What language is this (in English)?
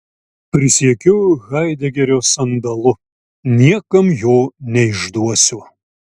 Lithuanian